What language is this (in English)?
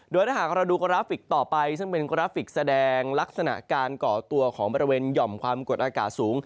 Thai